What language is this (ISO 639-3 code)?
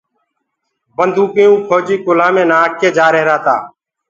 ggg